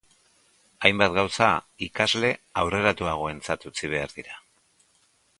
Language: Basque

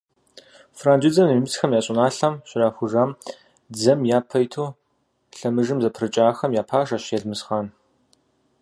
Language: Kabardian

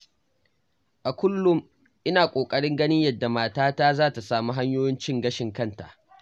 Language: Hausa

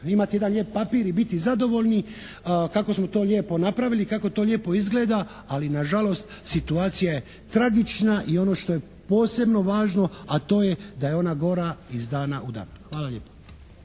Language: Croatian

